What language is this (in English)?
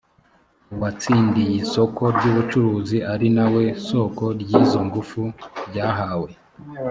Kinyarwanda